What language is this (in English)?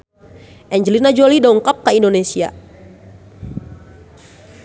Sundanese